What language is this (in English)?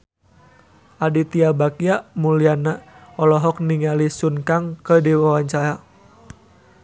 Sundanese